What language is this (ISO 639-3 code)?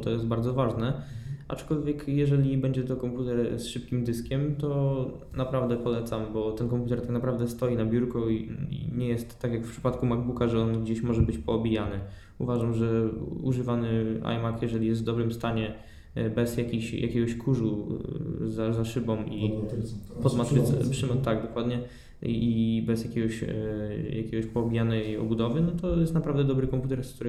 pol